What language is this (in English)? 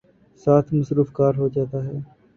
Urdu